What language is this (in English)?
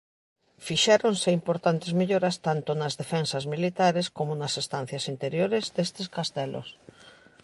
Galician